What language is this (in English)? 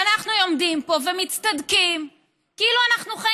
Hebrew